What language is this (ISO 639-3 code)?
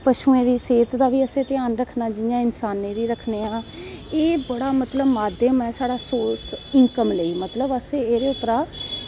doi